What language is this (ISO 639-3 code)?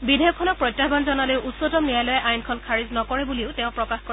asm